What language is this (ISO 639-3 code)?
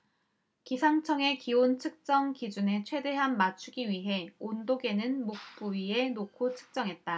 kor